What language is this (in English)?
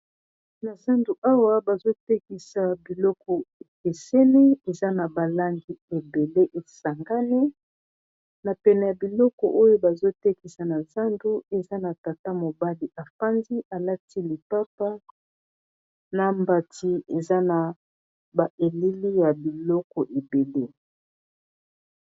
Lingala